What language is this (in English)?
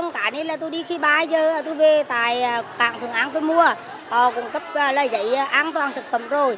Vietnamese